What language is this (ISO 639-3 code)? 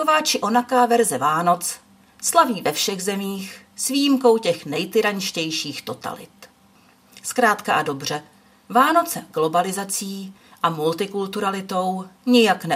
ces